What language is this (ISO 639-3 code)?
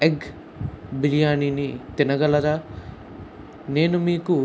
tel